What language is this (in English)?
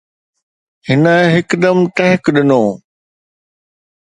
Sindhi